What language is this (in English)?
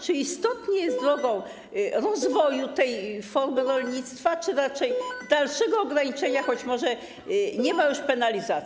Polish